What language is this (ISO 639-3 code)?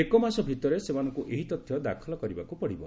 ori